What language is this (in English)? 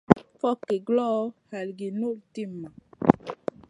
Masana